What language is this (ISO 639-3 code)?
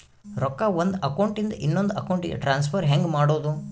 kan